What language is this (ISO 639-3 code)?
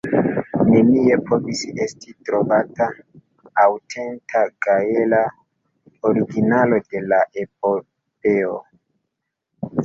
epo